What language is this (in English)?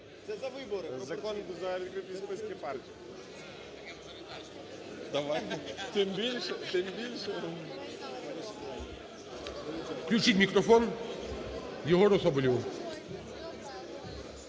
Ukrainian